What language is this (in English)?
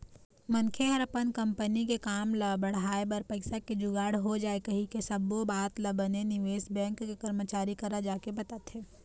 Chhattisgarhi